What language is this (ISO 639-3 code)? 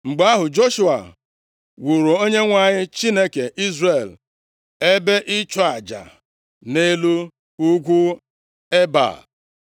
ibo